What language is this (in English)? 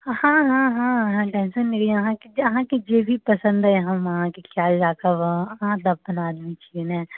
Maithili